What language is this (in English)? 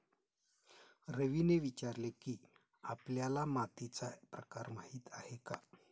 Marathi